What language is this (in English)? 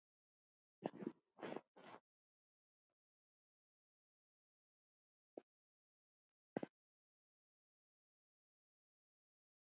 Icelandic